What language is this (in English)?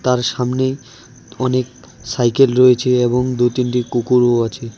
Bangla